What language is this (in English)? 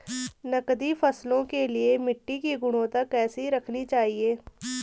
Hindi